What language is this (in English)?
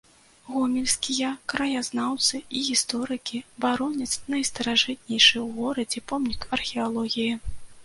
Belarusian